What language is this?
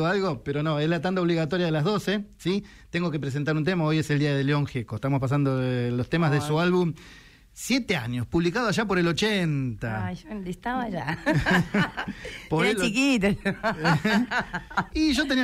Spanish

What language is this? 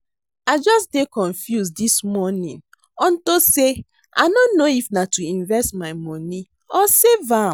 Nigerian Pidgin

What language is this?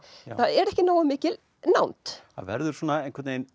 Icelandic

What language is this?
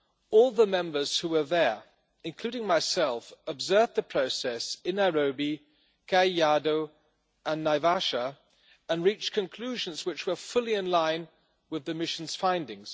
English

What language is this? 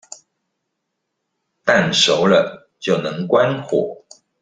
Chinese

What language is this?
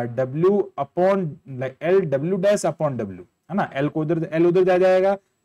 Hindi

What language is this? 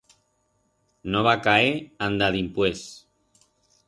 Aragonese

